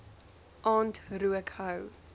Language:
Afrikaans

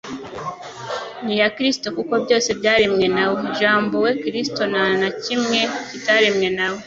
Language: Kinyarwanda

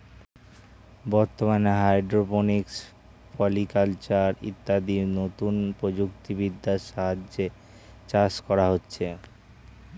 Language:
Bangla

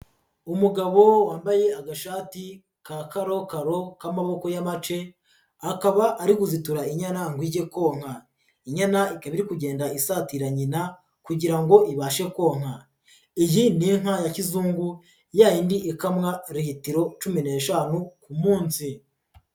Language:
Kinyarwanda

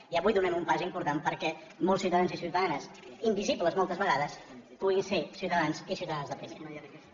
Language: Catalan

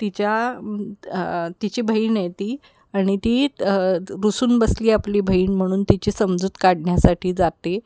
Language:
Marathi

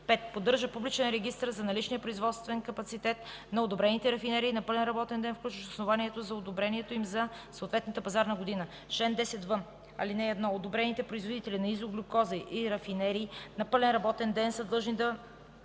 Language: Bulgarian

